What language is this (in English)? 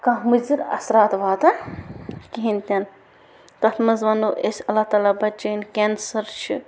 Kashmiri